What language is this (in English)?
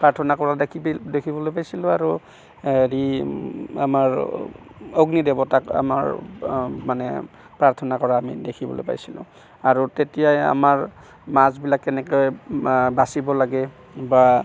Assamese